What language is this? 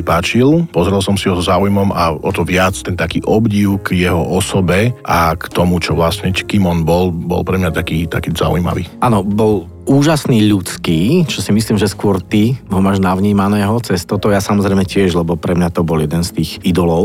Slovak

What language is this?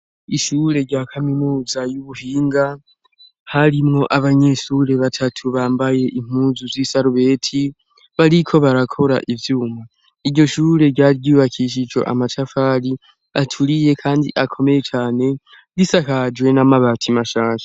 Rundi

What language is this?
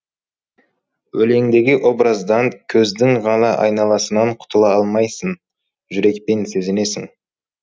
Kazakh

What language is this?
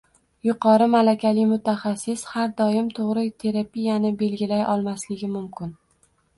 Uzbek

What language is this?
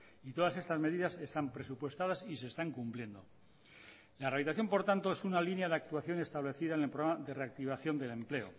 Spanish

